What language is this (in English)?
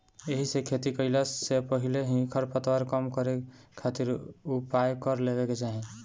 Bhojpuri